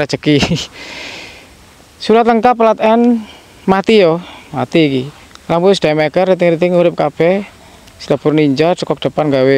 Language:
Indonesian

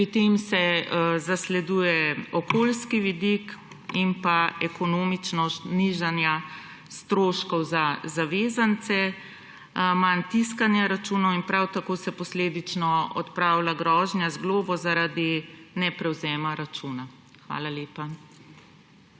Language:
Slovenian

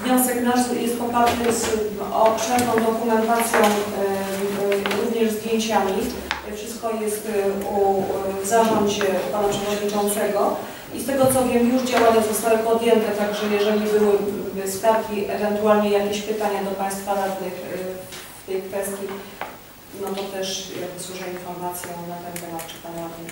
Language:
Polish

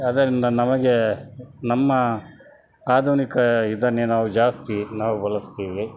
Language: Kannada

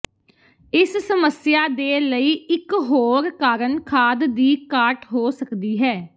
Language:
Punjabi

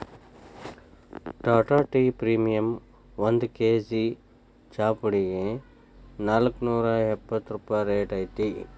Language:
Kannada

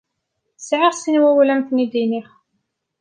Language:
Kabyle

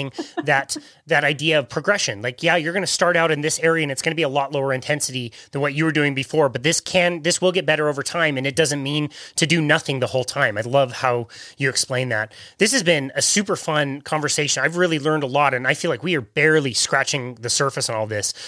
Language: English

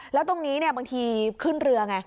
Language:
Thai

